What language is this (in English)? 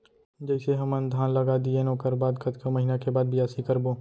Chhattisgarhi